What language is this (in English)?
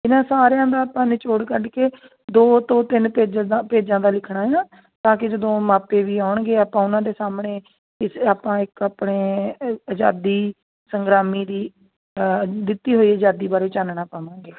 Punjabi